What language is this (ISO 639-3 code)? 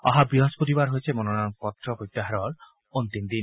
asm